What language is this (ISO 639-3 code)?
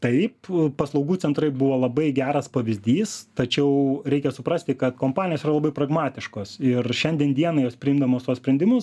lit